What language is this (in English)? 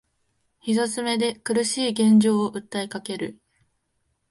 Japanese